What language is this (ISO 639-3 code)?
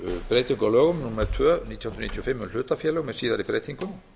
isl